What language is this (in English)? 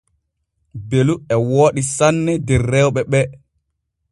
Borgu Fulfulde